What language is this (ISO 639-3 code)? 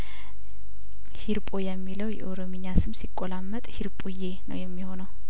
amh